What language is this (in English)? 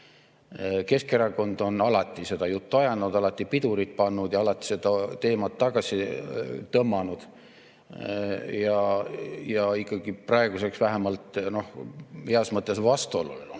Estonian